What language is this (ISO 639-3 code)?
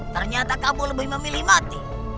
ind